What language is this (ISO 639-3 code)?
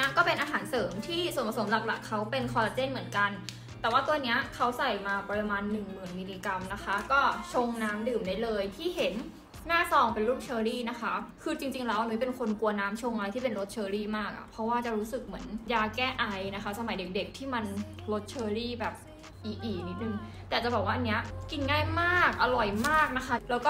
tha